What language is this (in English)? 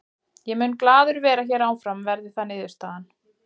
Icelandic